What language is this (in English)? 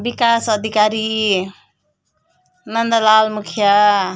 Nepali